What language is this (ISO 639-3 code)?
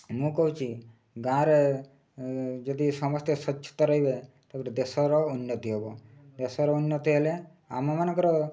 ori